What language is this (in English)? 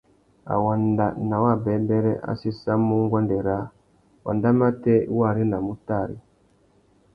Tuki